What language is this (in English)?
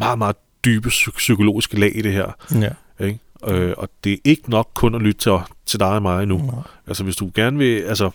Danish